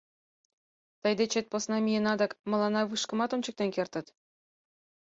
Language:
Mari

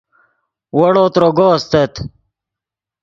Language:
Yidgha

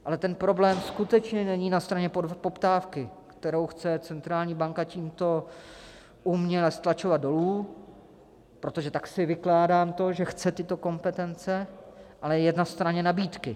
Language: Czech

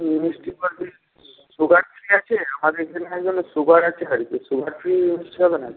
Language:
Bangla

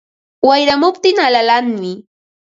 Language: Ambo-Pasco Quechua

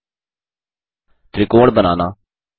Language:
Hindi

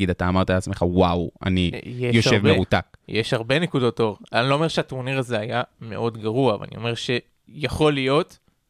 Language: Hebrew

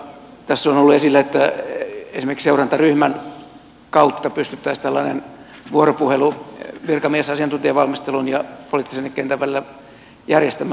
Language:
Finnish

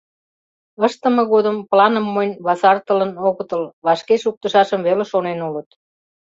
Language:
Mari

